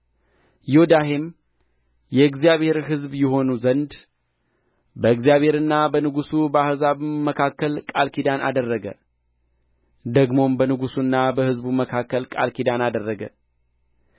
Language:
Amharic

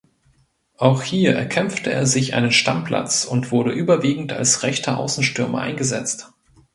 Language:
German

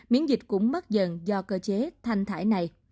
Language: Vietnamese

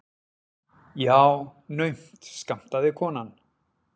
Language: Icelandic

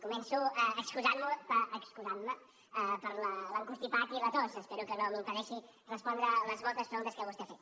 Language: Catalan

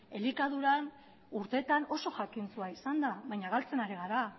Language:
Basque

